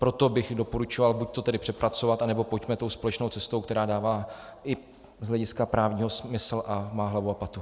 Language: Czech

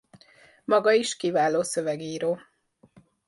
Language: Hungarian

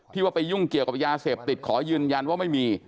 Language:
Thai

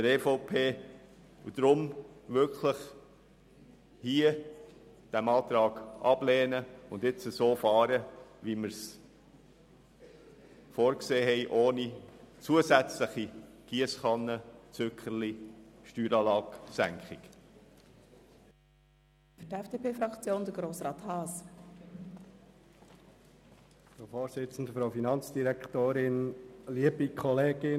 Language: Swiss German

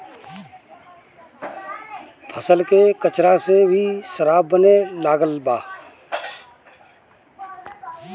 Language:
Bhojpuri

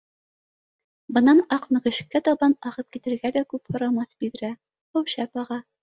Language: Bashkir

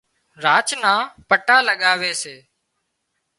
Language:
Wadiyara Koli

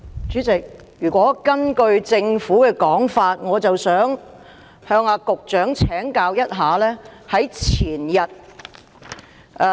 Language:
Cantonese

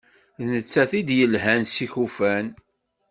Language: Kabyle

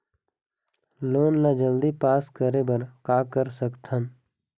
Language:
Chhattisgarhi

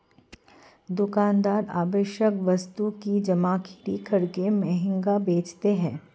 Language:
Hindi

